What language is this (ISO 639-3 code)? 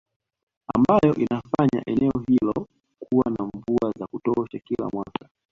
swa